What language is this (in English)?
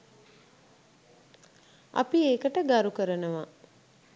Sinhala